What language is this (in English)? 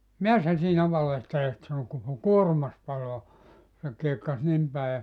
Finnish